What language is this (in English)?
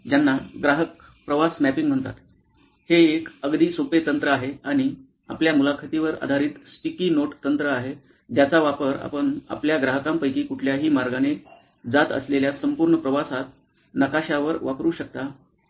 Marathi